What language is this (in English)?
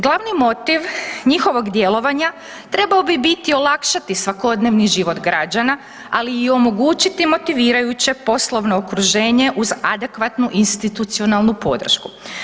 Croatian